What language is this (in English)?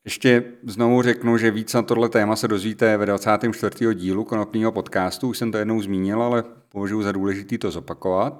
Czech